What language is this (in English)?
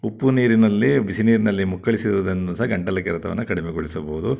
Kannada